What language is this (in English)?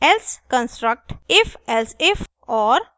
Hindi